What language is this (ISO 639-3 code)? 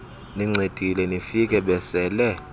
xho